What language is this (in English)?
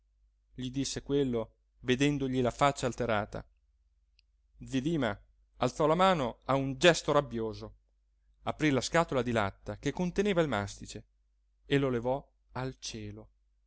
Italian